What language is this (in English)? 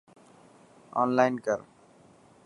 Dhatki